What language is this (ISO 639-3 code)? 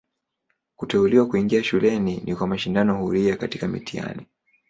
swa